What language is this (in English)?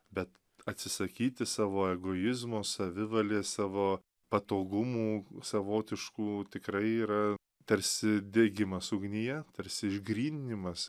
Lithuanian